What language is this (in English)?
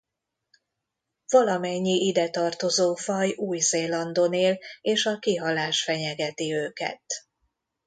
Hungarian